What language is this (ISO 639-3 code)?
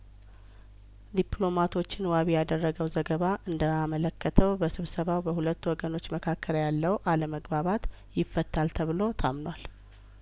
amh